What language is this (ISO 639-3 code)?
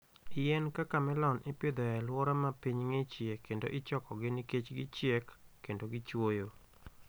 luo